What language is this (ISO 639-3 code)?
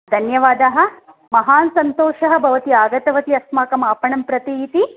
san